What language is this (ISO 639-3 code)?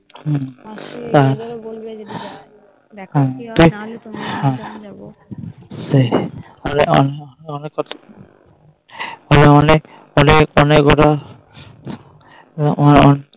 ben